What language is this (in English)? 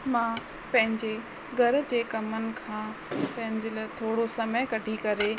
Sindhi